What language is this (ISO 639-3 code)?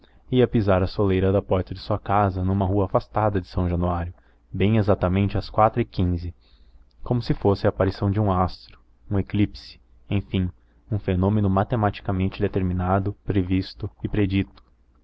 por